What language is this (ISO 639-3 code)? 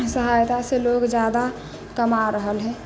mai